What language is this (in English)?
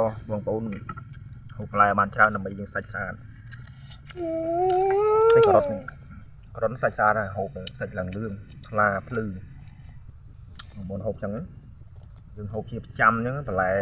Vietnamese